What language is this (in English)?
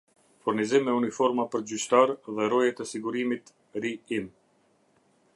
Albanian